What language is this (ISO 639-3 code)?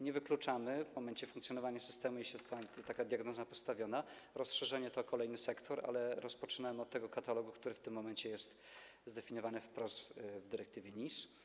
pol